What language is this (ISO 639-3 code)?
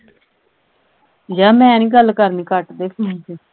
pan